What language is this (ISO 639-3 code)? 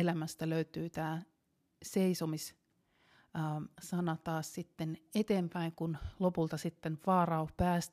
fin